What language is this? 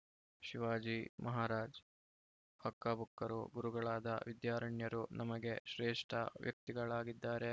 Kannada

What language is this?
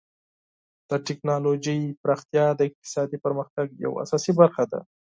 Pashto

